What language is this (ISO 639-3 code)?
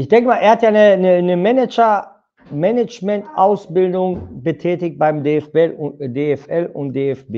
deu